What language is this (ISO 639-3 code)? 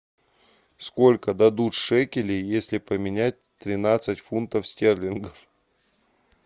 rus